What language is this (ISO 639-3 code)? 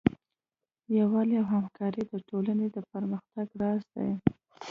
pus